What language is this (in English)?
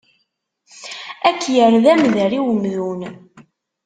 Kabyle